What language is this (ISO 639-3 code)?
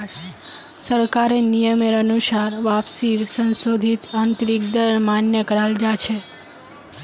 mag